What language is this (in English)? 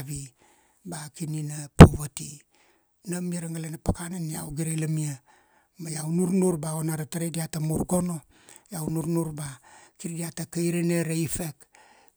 Kuanua